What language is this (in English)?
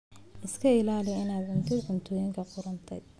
Somali